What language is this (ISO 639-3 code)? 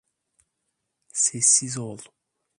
tur